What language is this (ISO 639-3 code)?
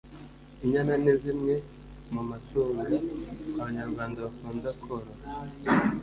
kin